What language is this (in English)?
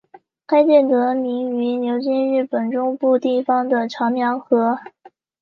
Chinese